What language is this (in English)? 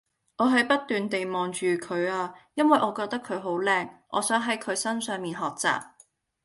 Cantonese